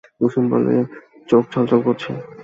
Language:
Bangla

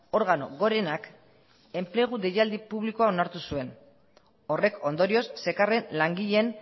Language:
Basque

